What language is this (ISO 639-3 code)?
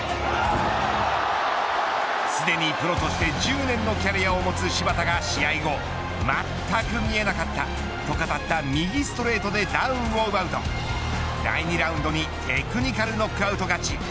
jpn